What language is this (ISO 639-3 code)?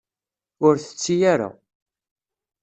kab